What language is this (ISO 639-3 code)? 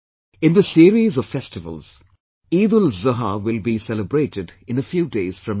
eng